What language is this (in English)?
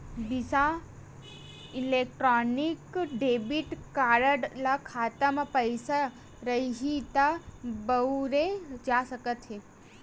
Chhattisgarhi